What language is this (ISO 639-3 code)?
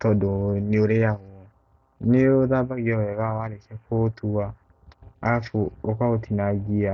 kik